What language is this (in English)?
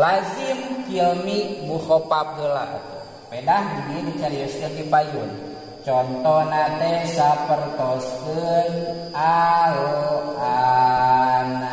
Indonesian